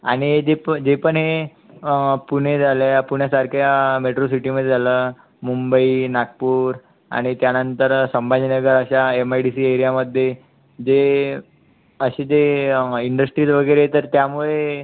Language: Marathi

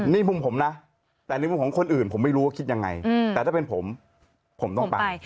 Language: Thai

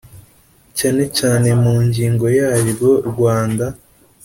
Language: Kinyarwanda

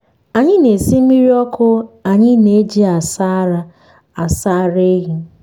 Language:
Igbo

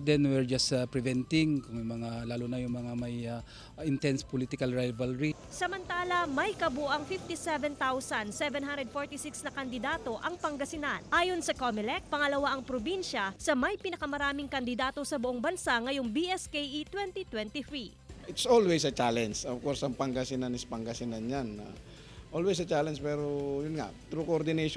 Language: Filipino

